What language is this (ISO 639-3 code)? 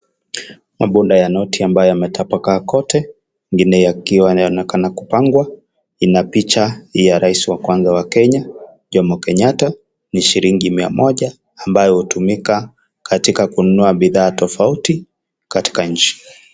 swa